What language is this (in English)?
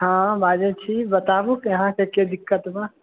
Maithili